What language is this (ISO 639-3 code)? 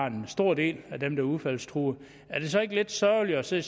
dan